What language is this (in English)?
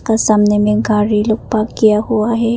Hindi